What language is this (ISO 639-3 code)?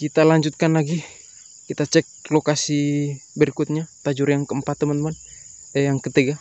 ind